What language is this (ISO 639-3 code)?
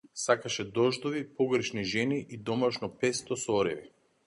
mkd